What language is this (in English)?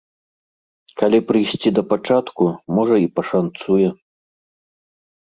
Belarusian